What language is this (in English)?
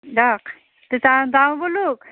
Assamese